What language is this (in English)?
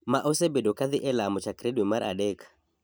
Luo (Kenya and Tanzania)